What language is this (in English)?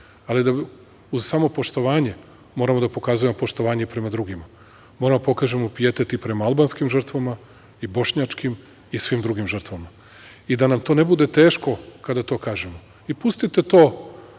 Serbian